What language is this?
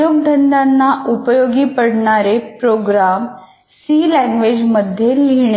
Marathi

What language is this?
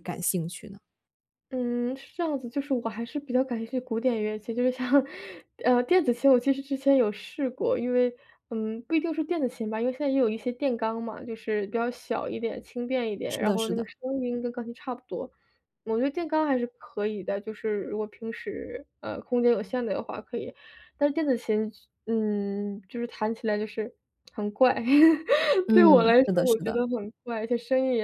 Chinese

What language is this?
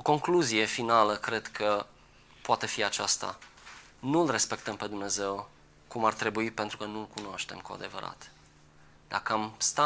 Romanian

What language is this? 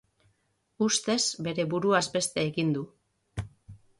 Basque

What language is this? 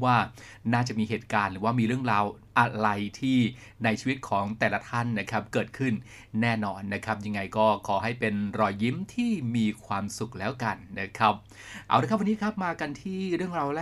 Thai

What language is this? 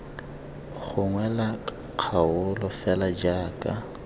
Tswana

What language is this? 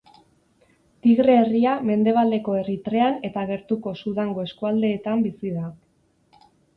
Basque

